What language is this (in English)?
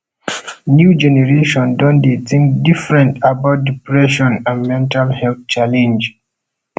Nigerian Pidgin